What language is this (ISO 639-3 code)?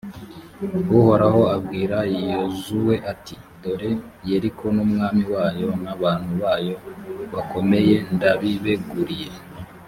kin